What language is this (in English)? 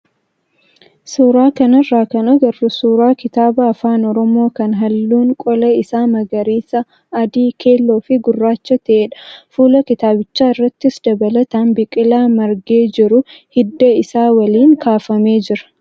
Oromo